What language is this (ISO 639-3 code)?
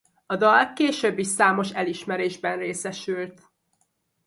hun